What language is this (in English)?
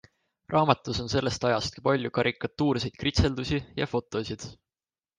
Estonian